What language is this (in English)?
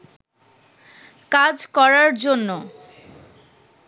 Bangla